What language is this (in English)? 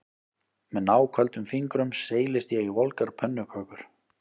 Icelandic